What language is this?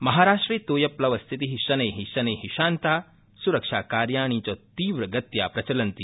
Sanskrit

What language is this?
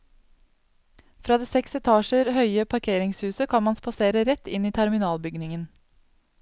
Norwegian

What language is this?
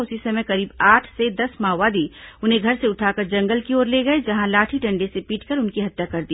Hindi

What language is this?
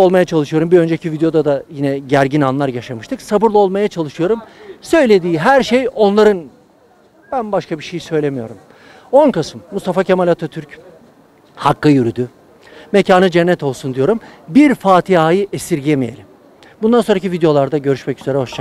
Turkish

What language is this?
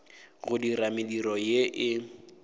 Northern Sotho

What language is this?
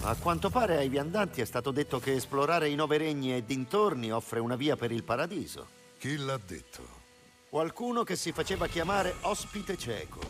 Italian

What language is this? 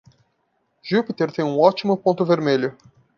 Portuguese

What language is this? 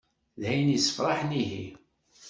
Kabyle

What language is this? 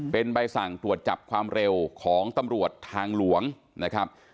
Thai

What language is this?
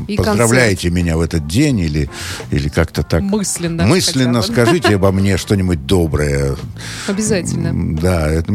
Russian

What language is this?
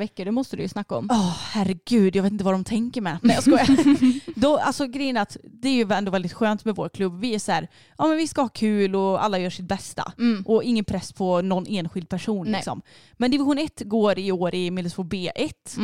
Swedish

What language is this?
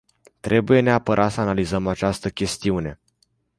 Romanian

